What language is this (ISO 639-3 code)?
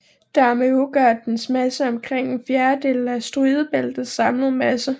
dan